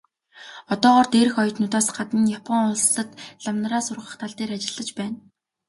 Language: Mongolian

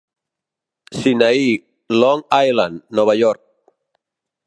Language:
Catalan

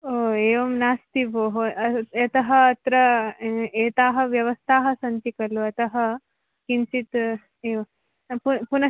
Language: Sanskrit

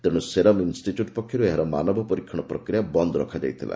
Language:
Odia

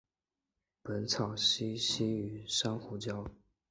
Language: Chinese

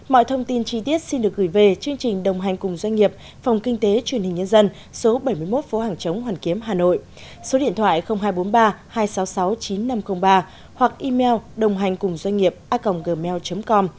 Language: Vietnamese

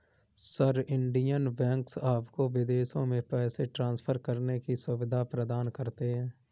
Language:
Hindi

